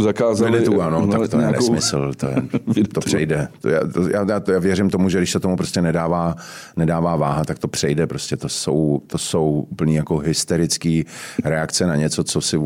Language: Czech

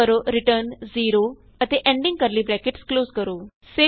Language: Punjabi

